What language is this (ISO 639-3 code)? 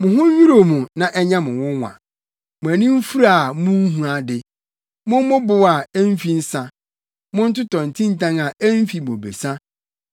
aka